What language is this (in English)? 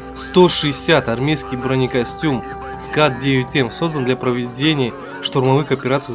Russian